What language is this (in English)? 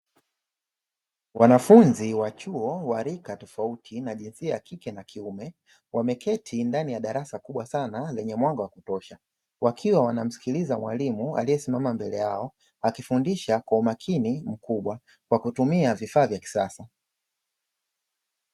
Swahili